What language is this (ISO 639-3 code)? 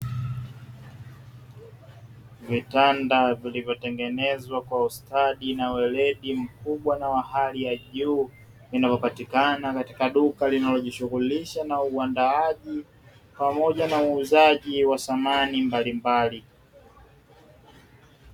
swa